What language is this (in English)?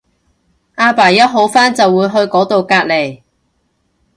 Cantonese